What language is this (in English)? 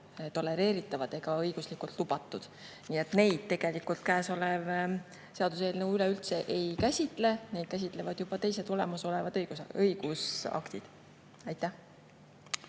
Estonian